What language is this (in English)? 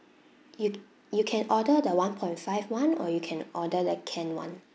English